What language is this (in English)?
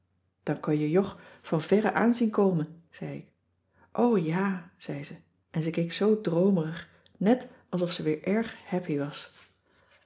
Dutch